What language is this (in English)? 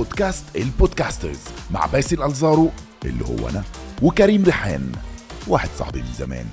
Arabic